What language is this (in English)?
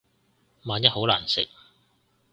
Cantonese